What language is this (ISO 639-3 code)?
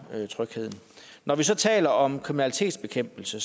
dan